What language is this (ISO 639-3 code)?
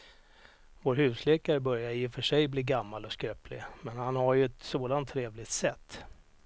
swe